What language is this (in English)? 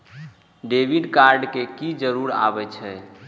Maithili